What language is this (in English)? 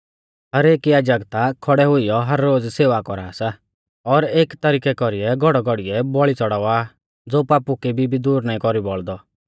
Mahasu Pahari